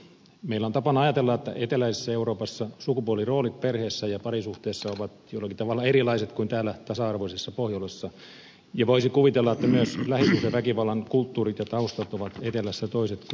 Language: Finnish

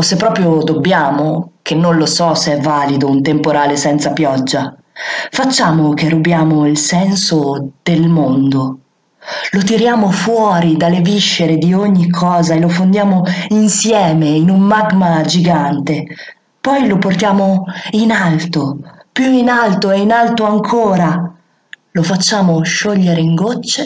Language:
Italian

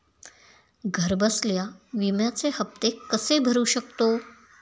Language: Marathi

